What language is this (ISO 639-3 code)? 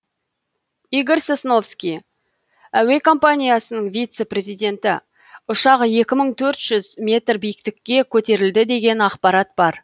kaz